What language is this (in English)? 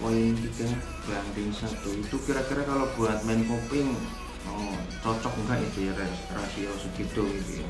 Indonesian